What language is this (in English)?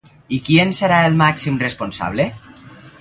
Catalan